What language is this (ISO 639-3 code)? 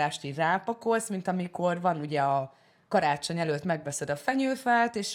hun